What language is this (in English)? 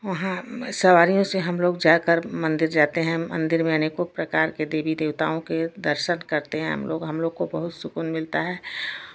Hindi